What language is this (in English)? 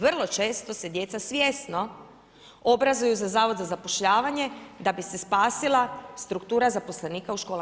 Croatian